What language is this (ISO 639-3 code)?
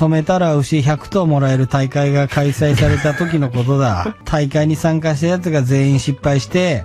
jpn